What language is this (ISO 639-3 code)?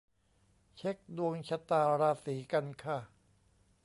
tha